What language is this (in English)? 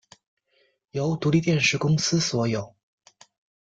Chinese